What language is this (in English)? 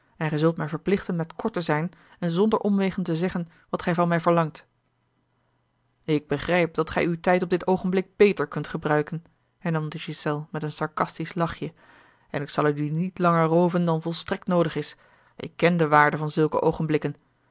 Dutch